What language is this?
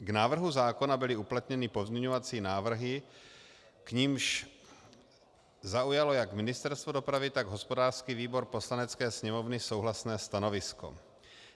Czech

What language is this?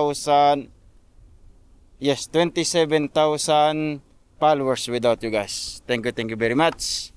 Filipino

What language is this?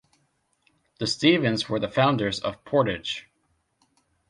English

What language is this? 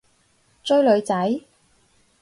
Cantonese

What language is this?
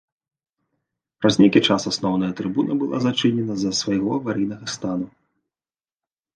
Belarusian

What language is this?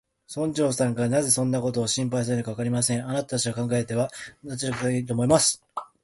Japanese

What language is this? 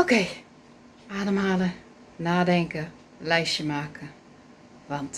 Dutch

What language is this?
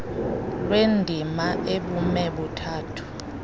Xhosa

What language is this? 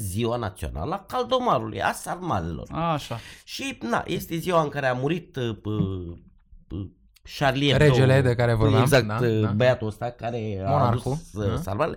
Romanian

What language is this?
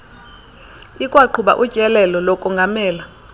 Xhosa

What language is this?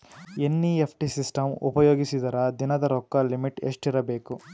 Kannada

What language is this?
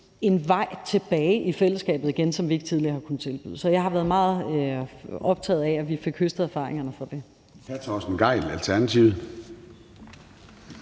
Danish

